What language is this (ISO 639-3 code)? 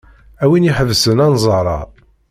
kab